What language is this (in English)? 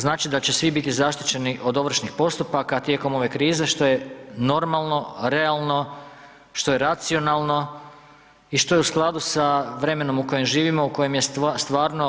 Croatian